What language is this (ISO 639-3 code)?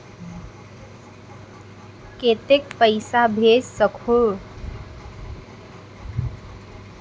hne